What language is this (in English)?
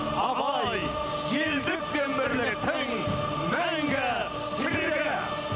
Kazakh